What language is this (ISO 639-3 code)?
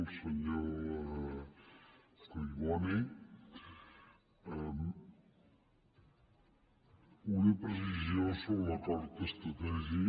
cat